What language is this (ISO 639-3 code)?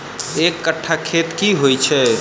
mai